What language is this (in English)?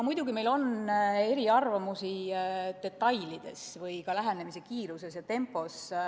Estonian